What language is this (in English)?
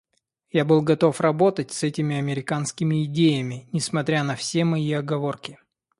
Russian